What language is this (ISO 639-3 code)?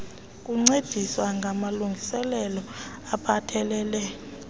xho